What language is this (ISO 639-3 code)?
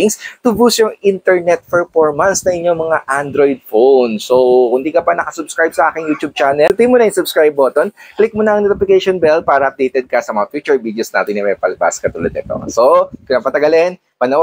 fil